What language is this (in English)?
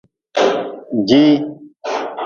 Nawdm